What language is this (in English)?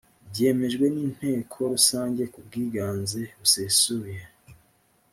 Kinyarwanda